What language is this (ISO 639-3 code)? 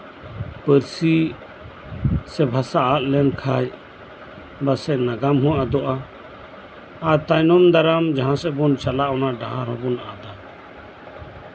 sat